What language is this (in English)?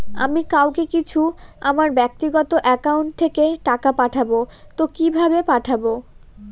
Bangla